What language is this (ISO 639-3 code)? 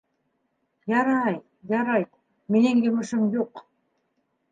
bak